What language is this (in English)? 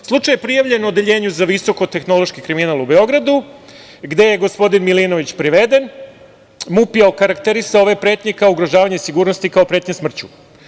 Serbian